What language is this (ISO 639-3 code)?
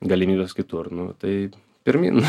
lit